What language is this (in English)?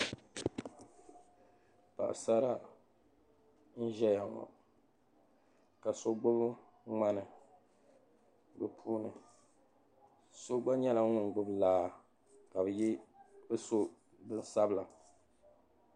Dagbani